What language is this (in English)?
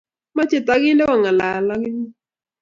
Kalenjin